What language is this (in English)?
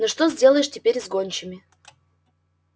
Russian